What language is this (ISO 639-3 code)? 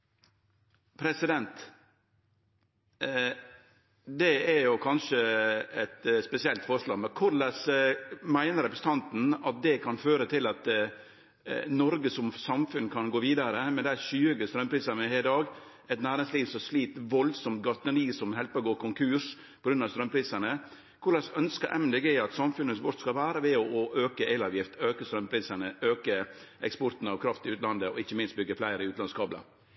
nno